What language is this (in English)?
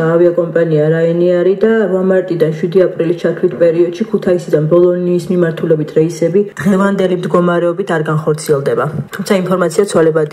Dutch